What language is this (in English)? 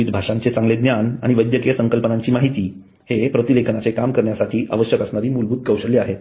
Marathi